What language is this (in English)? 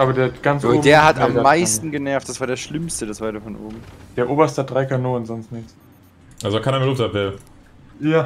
German